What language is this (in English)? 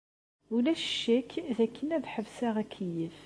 Kabyle